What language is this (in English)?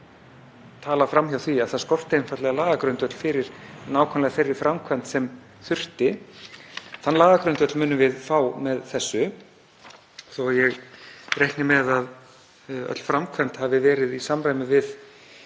Icelandic